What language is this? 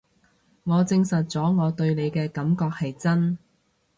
Cantonese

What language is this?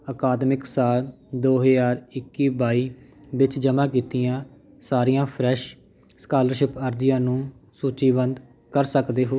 Punjabi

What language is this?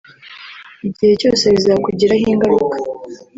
Kinyarwanda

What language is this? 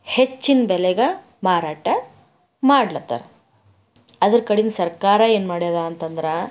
Kannada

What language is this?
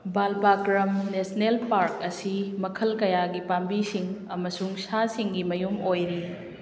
Manipuri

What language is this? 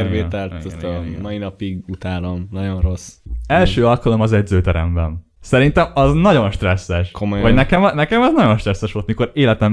Hungarian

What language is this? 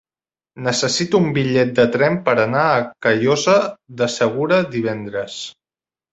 Catalan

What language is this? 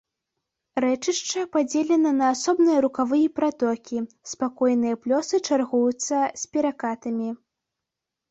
Belarusian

